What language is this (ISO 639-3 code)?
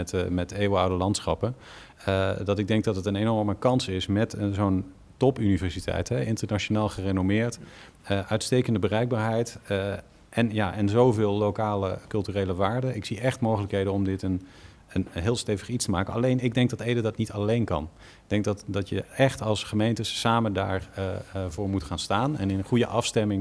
nld